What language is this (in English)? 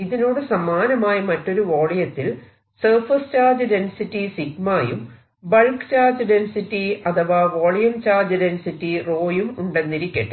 Malayalam